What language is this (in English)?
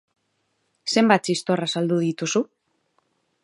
Basque